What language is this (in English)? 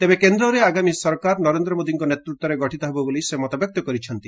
Odia